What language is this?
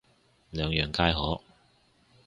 Cantonese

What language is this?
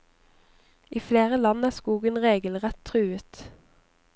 Norwegian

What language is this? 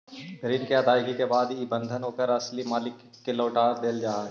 Magahi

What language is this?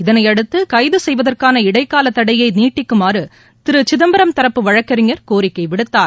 Tamil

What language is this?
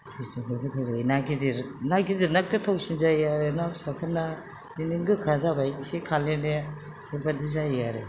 Bodo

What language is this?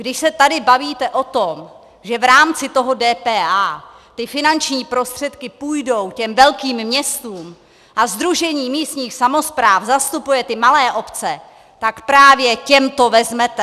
Czech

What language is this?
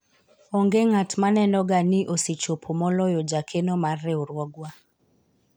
Luo (Kenya and Tanzania)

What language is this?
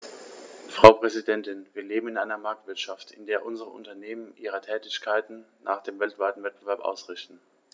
German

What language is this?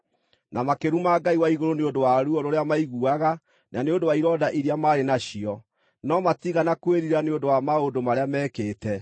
Kikuyu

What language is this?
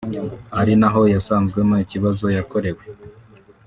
Kinyarwanda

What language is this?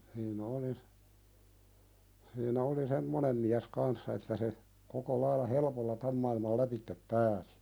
Finnish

